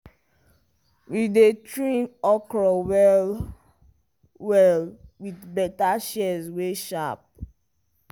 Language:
Nigerian Pidgin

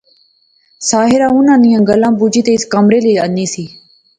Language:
Pahari-Potwari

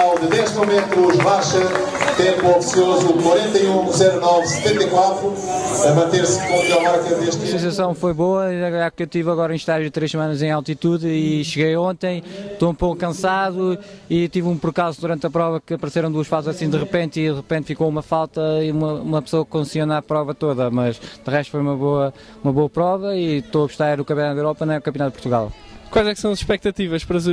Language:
Portuguese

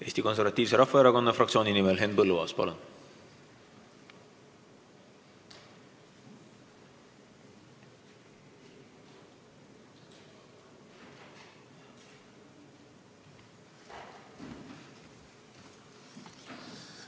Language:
Estonian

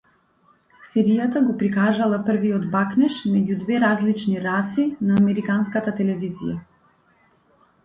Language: Macedonian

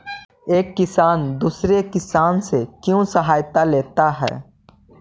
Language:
Magahi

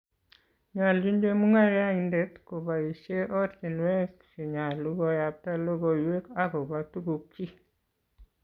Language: Kalenjin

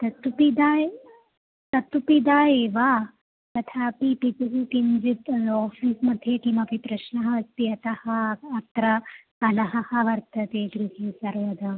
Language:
Sanskrit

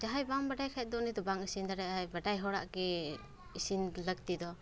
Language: Santali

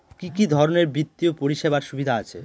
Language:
Bangla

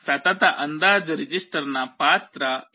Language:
Kannada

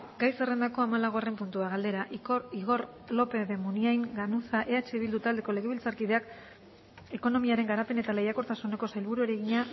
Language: Basque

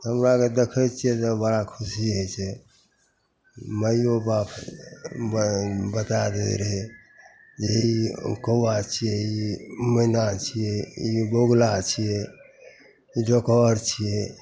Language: Maithili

